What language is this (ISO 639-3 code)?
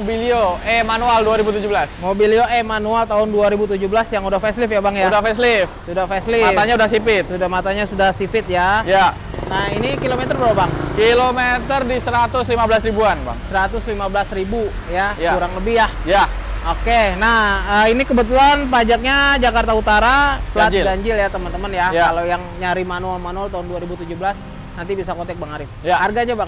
ind